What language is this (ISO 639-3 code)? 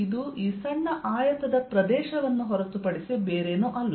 kan